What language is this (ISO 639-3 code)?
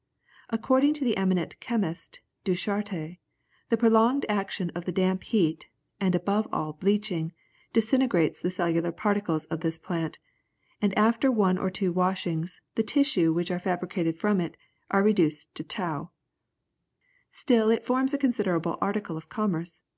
eng